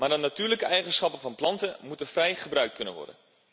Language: Dutch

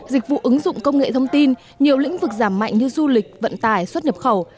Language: Vietnamese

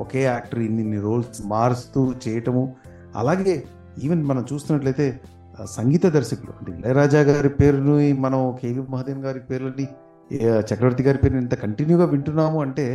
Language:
Telugu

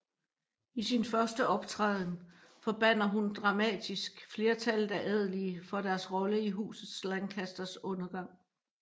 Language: Danish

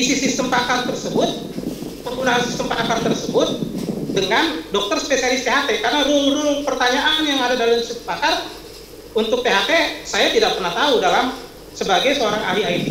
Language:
Indonesian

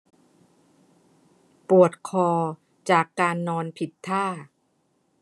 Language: Thai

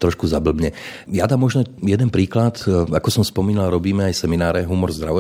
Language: Slovak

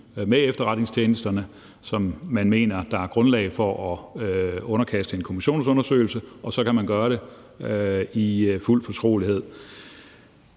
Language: Danish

